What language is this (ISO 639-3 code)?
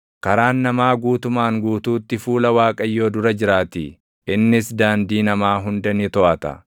orm